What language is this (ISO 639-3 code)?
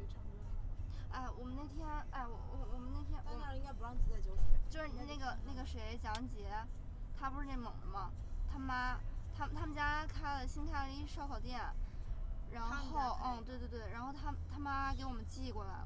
zho